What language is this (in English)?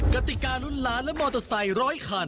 Thai